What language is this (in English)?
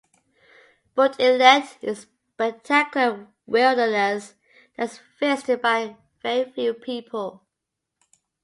English